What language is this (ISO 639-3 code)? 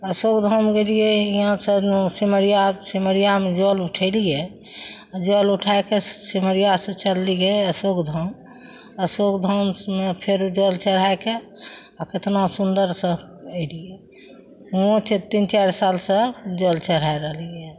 mai